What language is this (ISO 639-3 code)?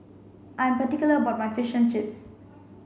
eng